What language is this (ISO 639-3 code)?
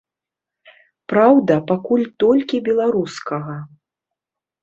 bel